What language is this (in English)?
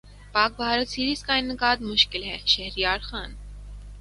Urdu